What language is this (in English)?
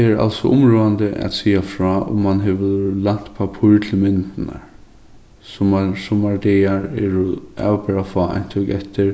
Faroese